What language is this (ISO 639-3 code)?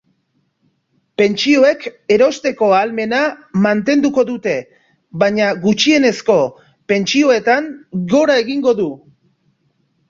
eus